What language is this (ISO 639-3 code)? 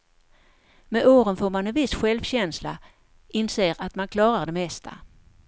swe